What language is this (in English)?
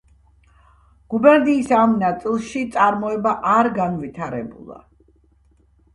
Georgian